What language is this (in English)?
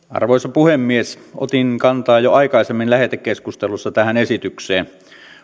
Finnish